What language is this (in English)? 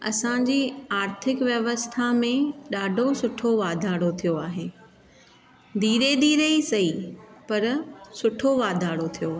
Sindhi